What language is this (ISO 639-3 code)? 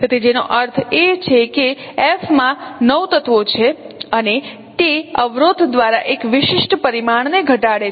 guj